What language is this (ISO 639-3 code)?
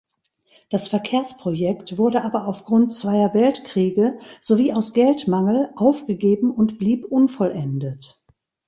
deu